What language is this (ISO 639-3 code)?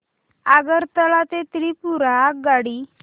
mar